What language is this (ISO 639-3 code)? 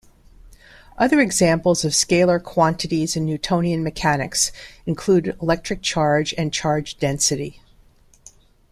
eng